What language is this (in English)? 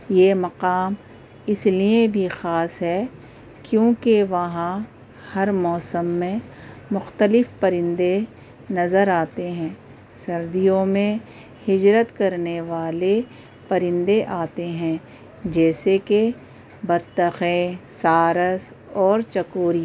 Urdu